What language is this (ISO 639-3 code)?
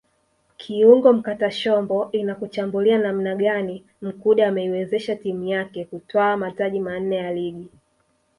swa